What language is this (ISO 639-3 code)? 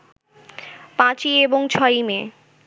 ben